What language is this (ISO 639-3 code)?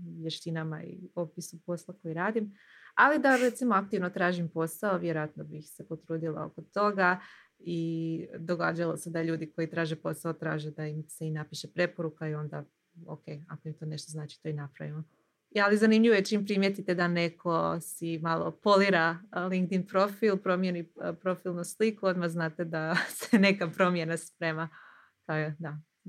hrv